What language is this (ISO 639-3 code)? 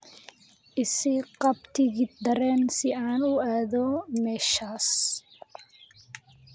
som